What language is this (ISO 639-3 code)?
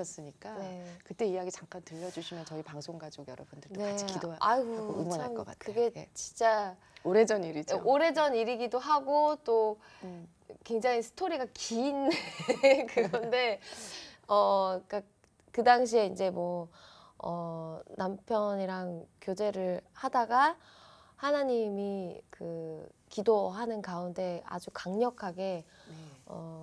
kor